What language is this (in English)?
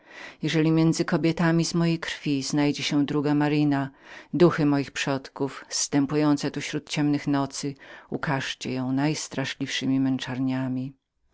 Polish